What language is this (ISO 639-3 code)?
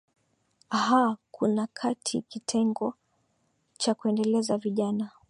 swa